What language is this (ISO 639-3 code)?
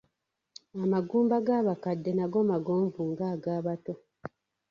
lug